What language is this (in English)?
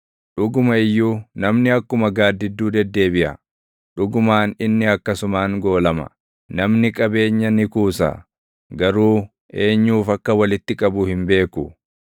Oromo